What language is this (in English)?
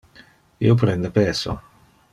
Interlingua